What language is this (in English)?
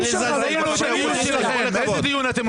Hebrew